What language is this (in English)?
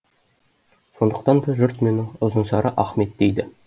Kazakh